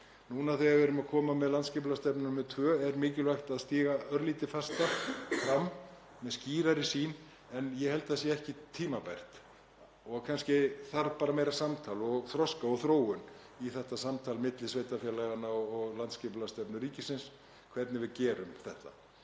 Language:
Icelandic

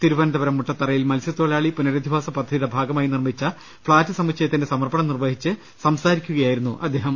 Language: Malayalam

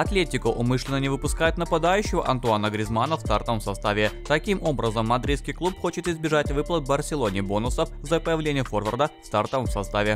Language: Russian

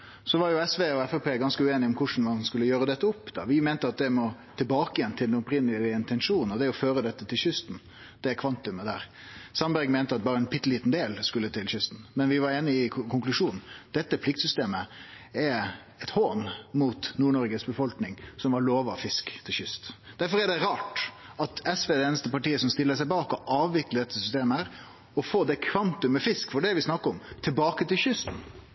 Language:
Norwegian Nynorsk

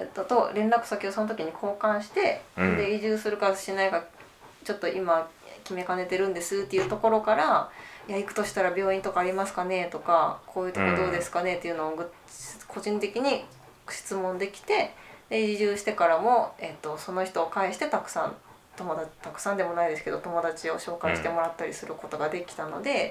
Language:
Japanese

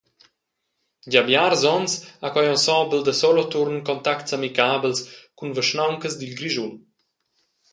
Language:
Romansh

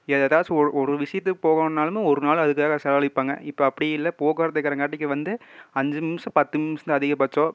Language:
Tamil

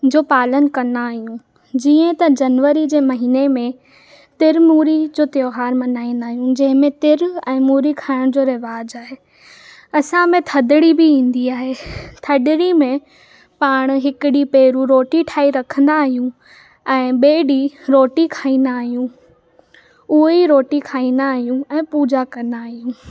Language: Sindhi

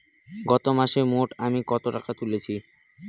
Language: Bangla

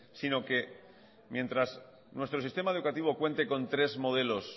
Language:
Spanish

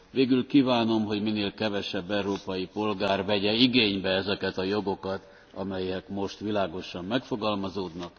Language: Hungarian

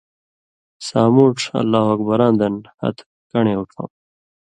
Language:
Indus Kohistani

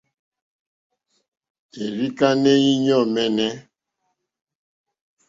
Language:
Mokpwe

